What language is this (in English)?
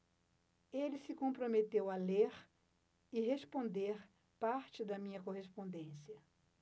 Portuguese